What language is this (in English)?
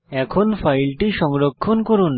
Bangla